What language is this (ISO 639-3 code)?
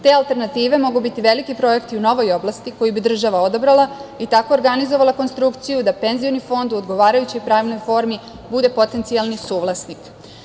srp